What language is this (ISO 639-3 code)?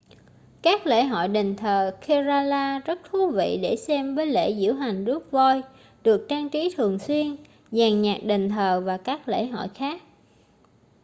vie